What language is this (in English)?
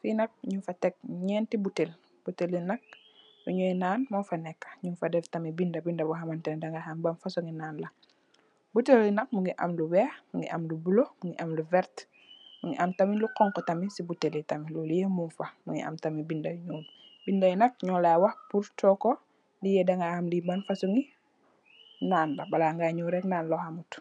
Wolof